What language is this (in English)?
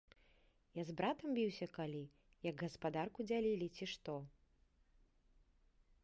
Belarusian